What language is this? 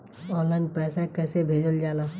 Bhojpuri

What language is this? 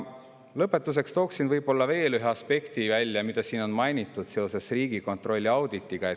Estonian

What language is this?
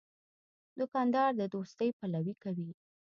Pashto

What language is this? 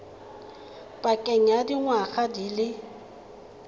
Tswana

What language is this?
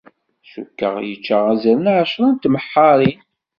Kabyle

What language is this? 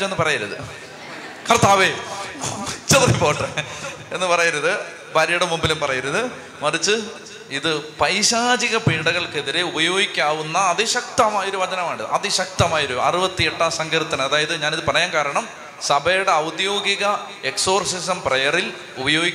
Malayalam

